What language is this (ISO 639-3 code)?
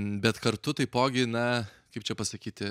lit